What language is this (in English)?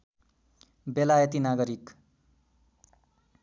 Nepali